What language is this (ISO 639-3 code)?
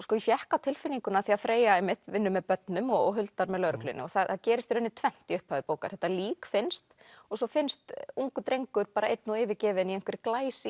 isl